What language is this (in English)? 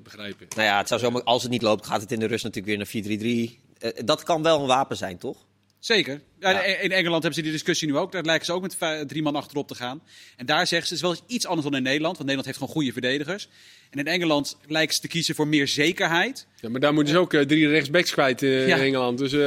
Dutch